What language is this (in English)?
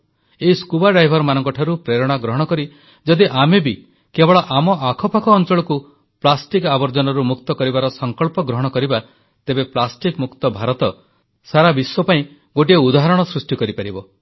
Odia